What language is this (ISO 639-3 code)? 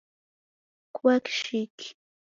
dav